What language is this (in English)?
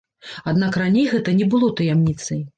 Belarusian